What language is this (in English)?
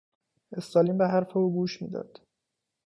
Persian